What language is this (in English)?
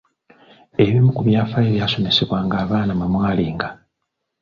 Ganda